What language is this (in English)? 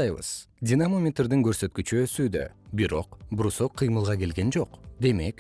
Kyrgyz